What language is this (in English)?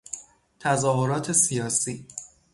Persian